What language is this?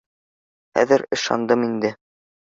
Bashkir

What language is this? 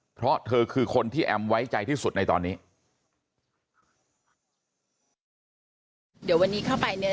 Thai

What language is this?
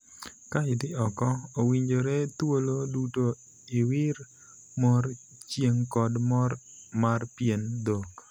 Luo (Kenya and Tanzania)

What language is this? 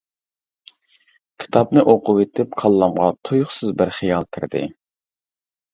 Uyghur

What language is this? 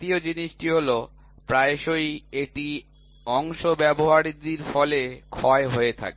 Bangla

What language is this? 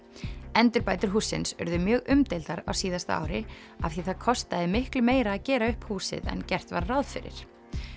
Icelandic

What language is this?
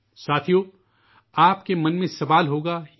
Urdu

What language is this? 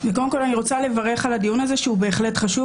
Hebrew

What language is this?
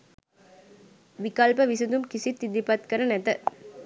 Sinhala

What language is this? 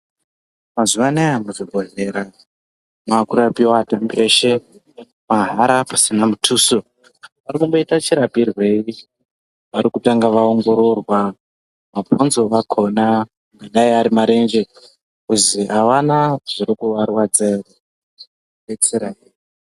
Ndau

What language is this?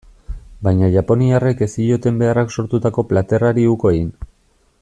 Basque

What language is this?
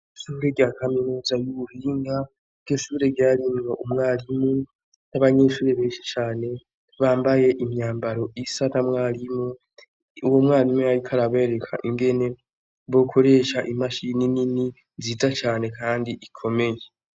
Rundi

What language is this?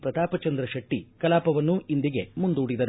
Kannada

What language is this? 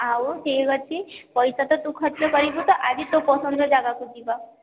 Odia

